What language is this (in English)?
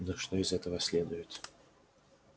Russian